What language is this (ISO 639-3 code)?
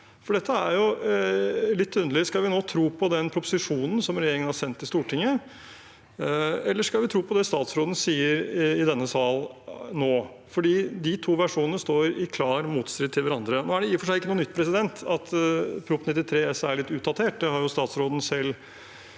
nor